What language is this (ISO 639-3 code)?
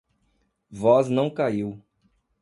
por